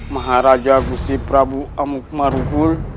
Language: Indonesian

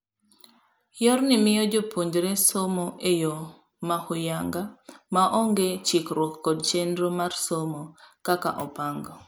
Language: Luo (Kenya and Tanzania)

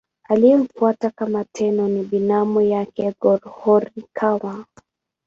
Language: Swahili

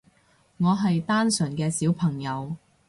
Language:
Cantonese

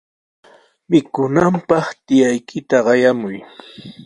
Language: Sihuas Ancash Quechua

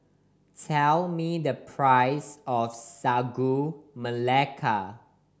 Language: English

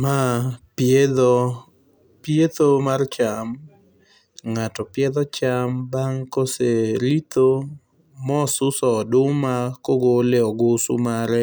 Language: Luo (Kenya and Tanzania)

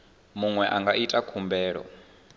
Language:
Venda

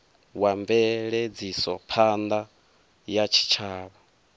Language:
Venda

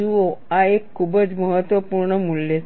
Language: Gujarati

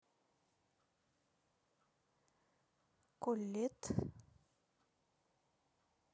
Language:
Russian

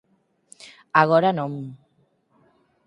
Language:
Galician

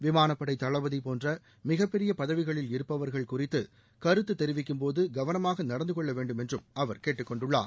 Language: Tamil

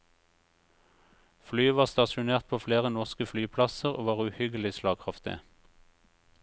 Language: Norwegian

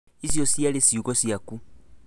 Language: Kikuyu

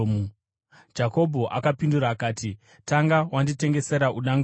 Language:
Shona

